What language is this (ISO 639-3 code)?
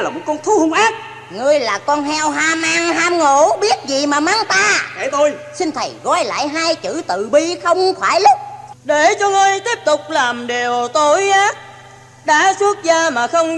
vie